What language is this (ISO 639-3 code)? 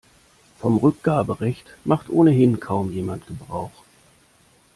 deu